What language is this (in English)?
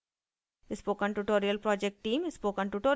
Hindi